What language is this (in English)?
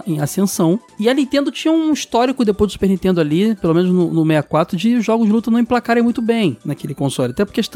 Portuguese